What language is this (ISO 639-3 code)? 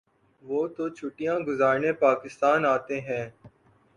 urd